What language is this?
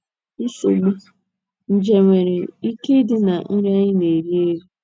Igbo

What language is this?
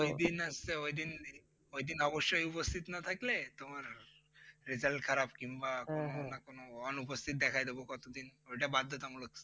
Bangla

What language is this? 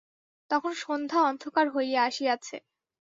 Bangla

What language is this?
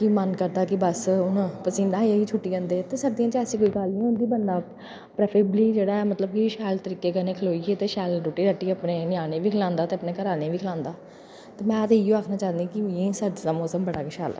Dogri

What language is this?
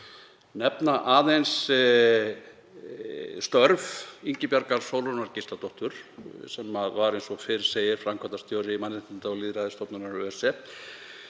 Icelandic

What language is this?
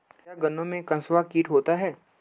Hindi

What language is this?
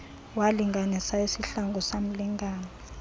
Xhosa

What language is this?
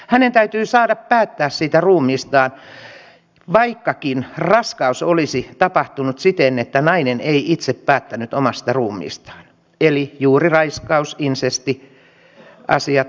Finnish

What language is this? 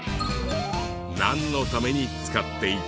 Japanese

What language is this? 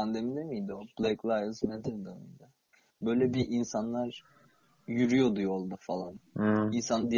Turkish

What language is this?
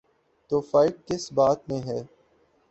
Urdu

